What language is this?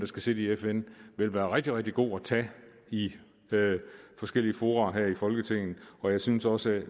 Danish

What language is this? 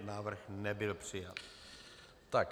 Czech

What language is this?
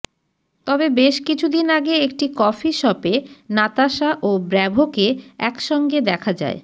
Bangla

